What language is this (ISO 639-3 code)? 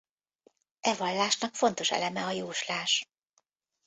hun